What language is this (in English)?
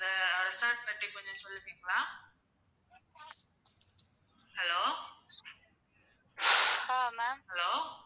Tamil